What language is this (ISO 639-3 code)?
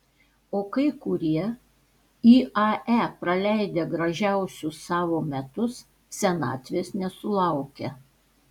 lit